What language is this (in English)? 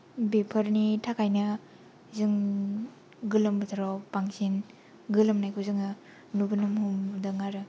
Bodo